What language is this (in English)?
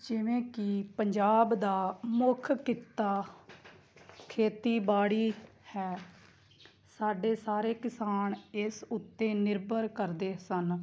Punjabi